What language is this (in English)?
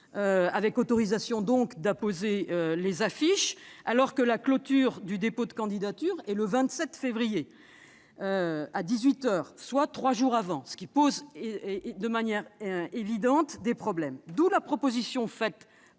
French